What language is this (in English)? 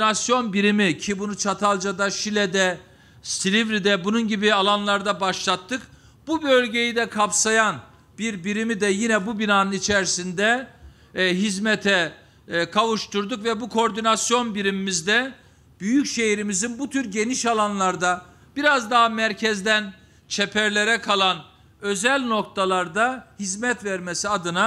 Turkish